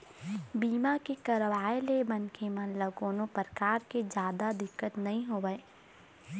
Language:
Chhattisgarhi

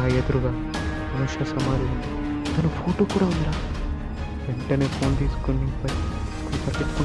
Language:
Telugu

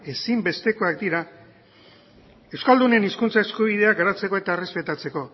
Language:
Basque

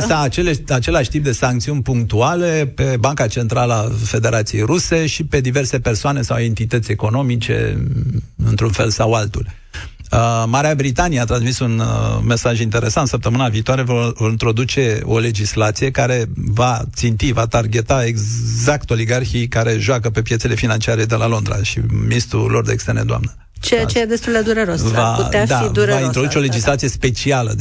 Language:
Romanian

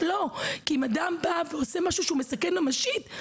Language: Hebrew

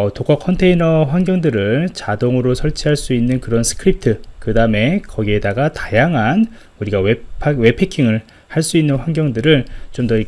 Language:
Korean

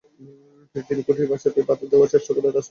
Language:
Bangla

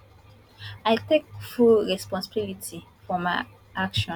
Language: Nigerian Pidgin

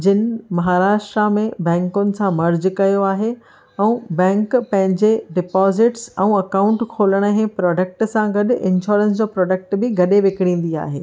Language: Sindhi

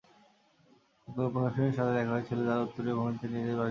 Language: Bangla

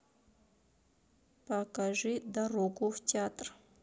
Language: Russian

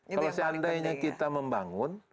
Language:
Indonesian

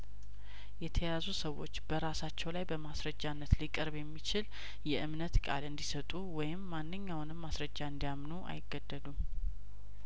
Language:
Amharic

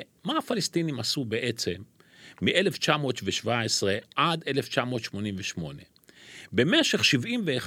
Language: Hebrew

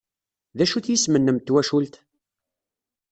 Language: Kabyle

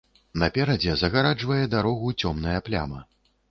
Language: Belarusian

